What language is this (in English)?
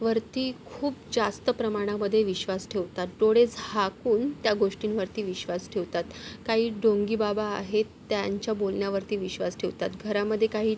Marathi